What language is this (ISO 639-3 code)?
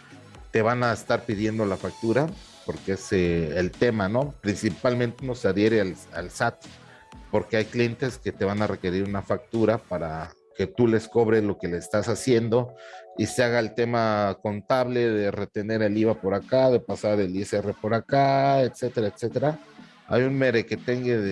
spa